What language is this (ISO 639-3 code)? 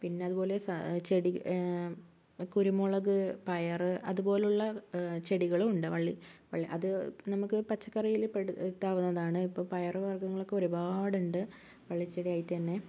mal